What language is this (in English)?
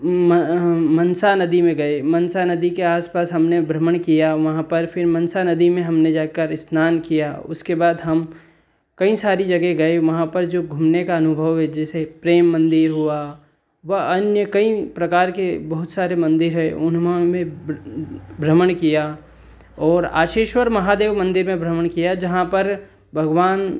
Hindi